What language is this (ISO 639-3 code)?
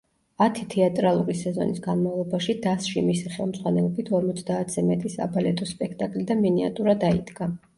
kat